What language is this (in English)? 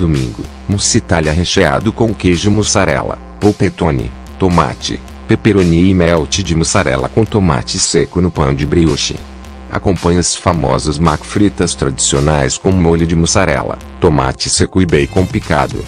Portuguese